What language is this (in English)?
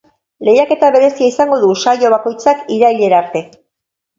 Basque